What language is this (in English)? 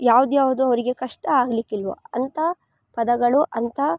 Kannada